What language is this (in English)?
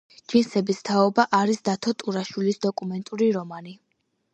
Georgian